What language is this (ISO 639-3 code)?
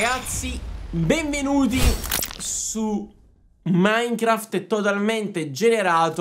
ita